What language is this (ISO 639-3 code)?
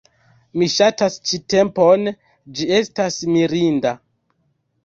epo